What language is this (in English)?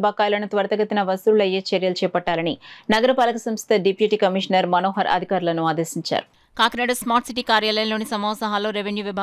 Telugu